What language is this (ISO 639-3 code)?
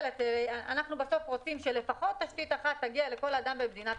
heb